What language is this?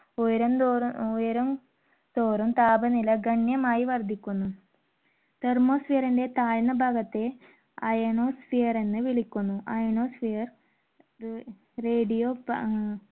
Malayalam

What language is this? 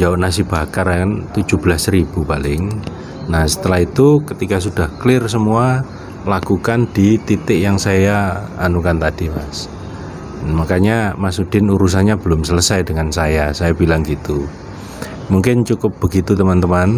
Indonesian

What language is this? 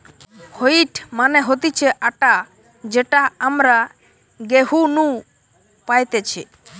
Bangla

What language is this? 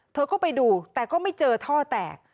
Thai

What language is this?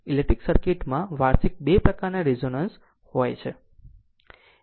Gujarati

